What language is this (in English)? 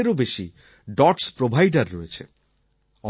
Bangla